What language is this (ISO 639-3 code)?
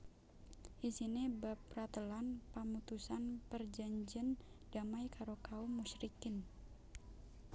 jav